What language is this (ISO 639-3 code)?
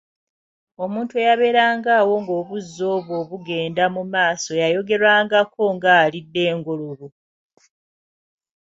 lug